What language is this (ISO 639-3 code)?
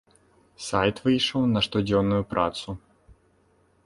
bel